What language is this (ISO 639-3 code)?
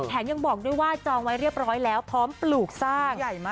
tha